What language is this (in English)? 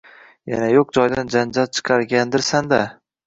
Uzbek